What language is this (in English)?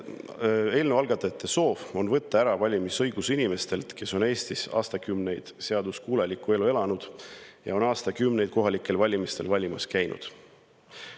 Estonian